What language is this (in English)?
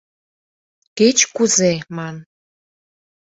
Mari